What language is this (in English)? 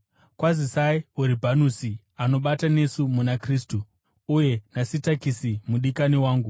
Shona